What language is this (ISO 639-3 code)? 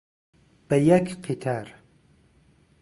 ckb